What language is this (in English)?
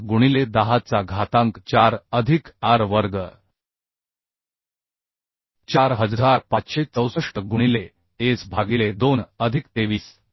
Marathi